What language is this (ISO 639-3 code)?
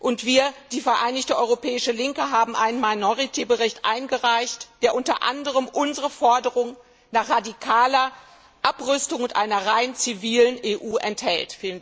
deu